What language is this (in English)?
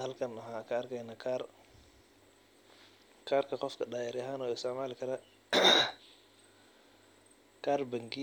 Somali